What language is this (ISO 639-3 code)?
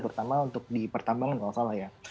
ind